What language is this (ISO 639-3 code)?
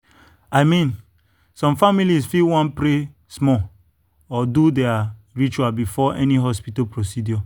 pcm